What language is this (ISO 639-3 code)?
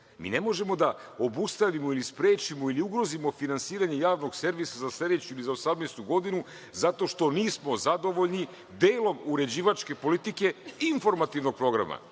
srp